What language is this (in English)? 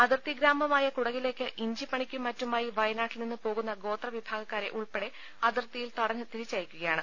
Malayalam